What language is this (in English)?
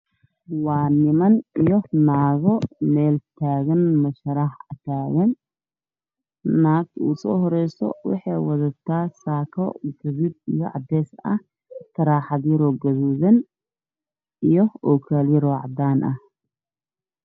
Somali